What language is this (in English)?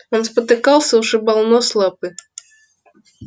Russian